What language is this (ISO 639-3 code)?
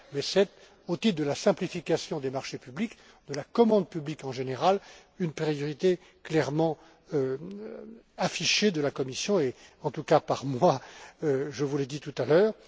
fra